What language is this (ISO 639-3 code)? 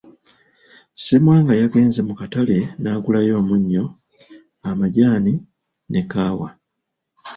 lug